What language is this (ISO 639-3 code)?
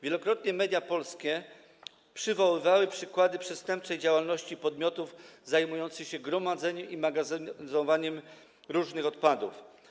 pol